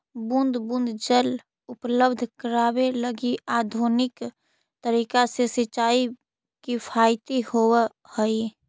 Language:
Magahi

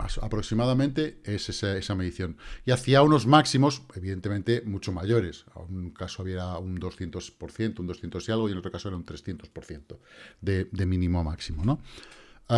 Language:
Spanish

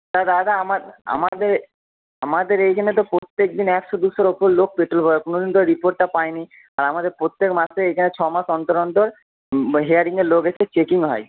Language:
Bangla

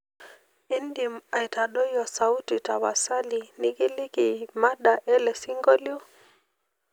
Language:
Masai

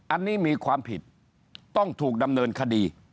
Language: Thai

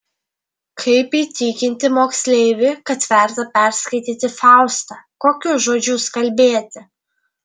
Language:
Lithuanian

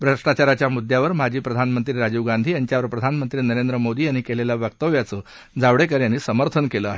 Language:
Marathi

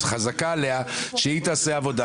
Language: Hebrew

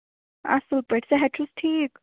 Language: Kashmiri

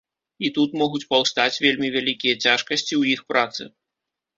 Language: Belarusian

